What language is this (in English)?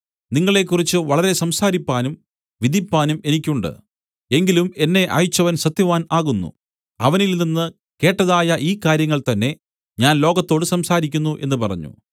Malayalam